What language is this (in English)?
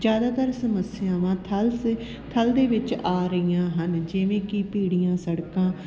Punjabi